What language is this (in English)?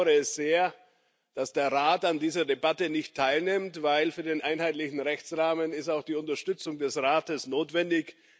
German